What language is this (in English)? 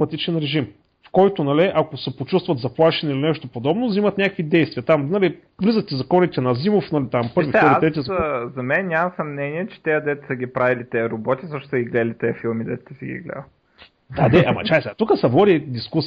Bulgarian